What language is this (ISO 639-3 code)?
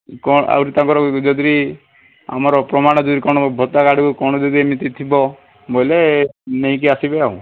ori